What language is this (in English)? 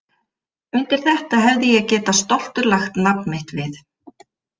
Icelandic